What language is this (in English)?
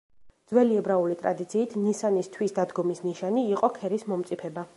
Georgian